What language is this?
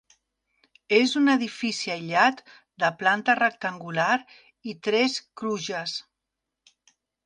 Catalan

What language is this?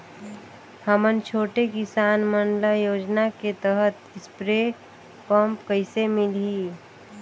Chhattisgarhi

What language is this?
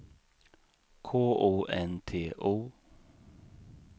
Swedish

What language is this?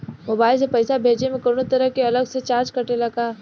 Bhojpuri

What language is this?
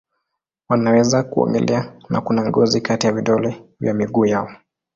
Swahili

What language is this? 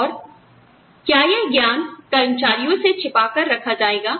Hindi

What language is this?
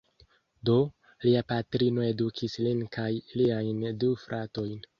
Esperanto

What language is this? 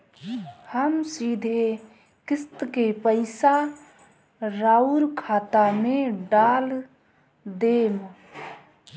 Bhojpuri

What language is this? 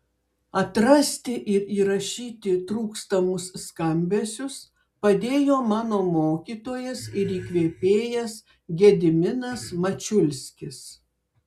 Lithuanian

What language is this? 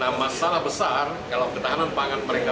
Indonesian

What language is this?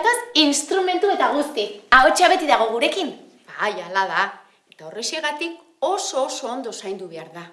Basque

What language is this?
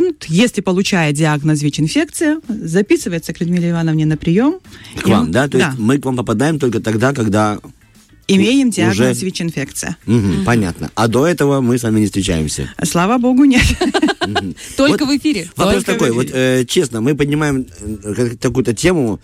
Russian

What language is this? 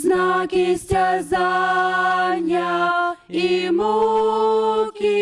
Russian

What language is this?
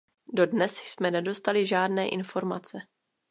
Czech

